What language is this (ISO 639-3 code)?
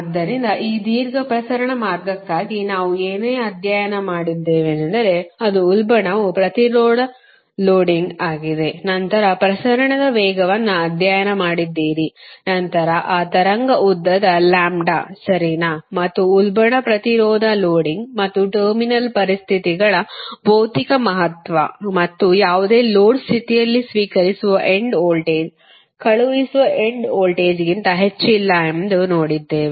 kan